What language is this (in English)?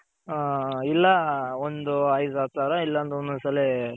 Kannada